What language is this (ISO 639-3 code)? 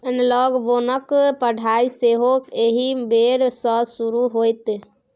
mai